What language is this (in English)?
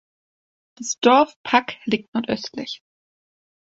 German